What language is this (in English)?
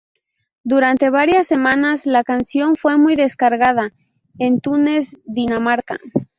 Spanish